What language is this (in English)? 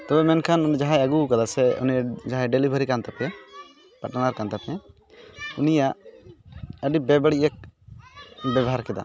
Santali